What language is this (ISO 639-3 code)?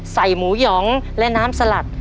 tha